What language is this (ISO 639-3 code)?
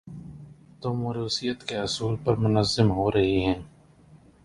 urd